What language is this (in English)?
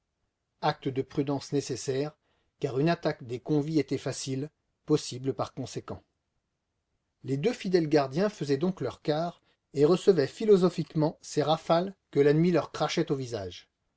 French